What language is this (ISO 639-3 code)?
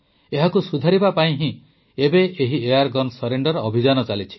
ori